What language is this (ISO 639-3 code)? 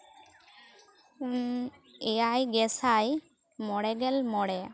sat